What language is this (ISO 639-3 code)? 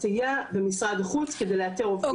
heb